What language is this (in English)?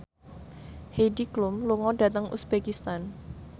Javanese